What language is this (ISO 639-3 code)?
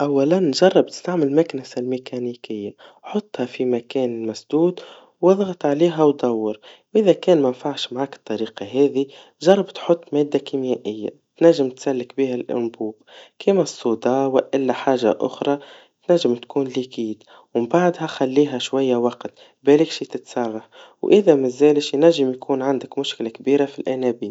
aeb